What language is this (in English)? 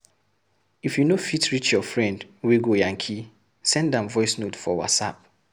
Nigerian Pidgin